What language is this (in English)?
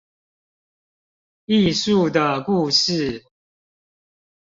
Chinese